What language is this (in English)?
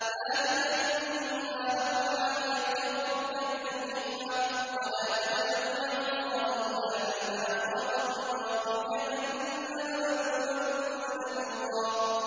Arabic